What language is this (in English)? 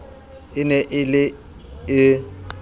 Southern Sotho